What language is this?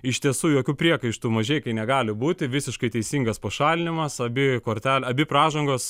Lithuanian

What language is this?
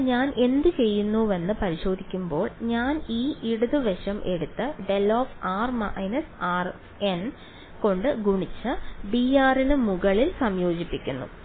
Malayalam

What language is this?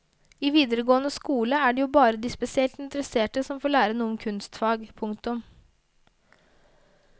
Norwegian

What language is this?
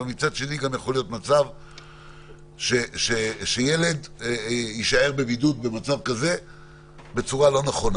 Hebrew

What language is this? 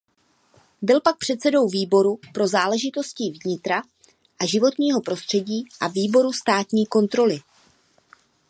Czech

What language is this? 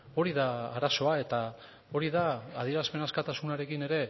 Basque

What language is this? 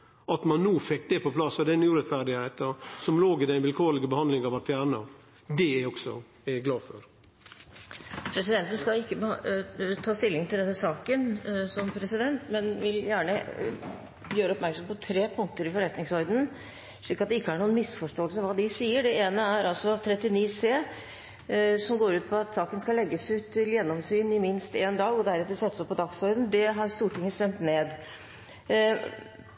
Norwegian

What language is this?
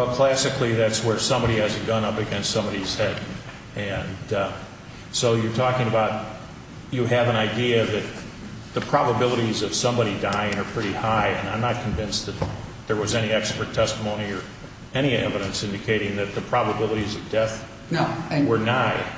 English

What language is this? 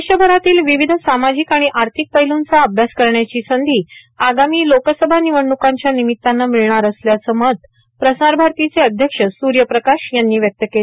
Marathi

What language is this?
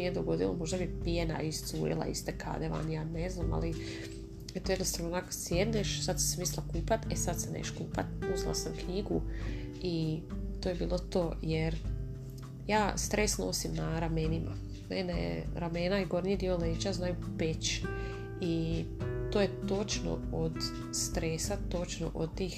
Croatian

